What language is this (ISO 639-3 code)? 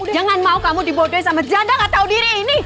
ind